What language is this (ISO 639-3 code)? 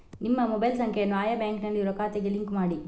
kan